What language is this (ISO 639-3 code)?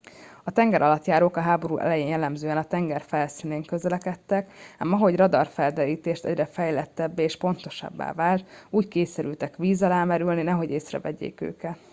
hun